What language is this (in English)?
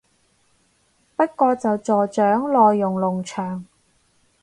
Cantonese